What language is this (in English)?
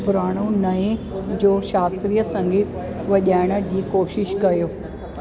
Sindhi